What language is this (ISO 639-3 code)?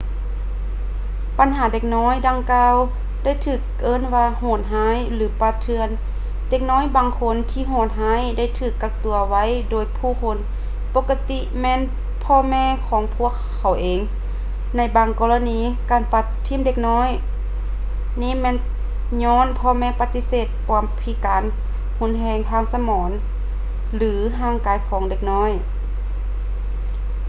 lao